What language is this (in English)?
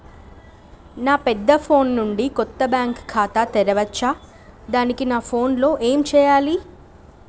Telugu